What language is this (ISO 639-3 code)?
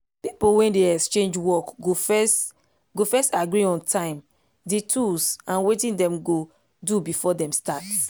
pcm